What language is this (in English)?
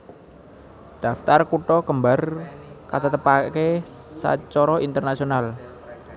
Javanese